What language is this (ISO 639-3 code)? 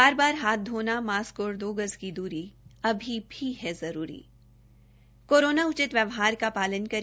hin